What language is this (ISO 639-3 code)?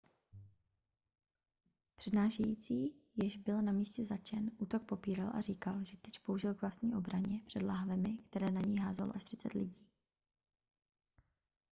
ces